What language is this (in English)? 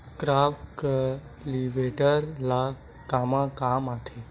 Chhattisgarhi